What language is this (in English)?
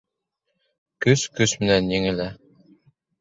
Bashkir